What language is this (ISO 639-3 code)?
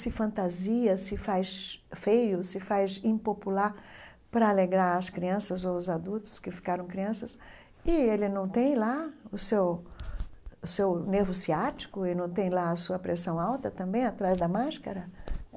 por